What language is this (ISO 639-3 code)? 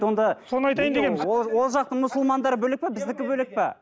kaz